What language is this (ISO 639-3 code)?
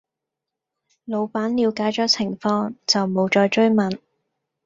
yue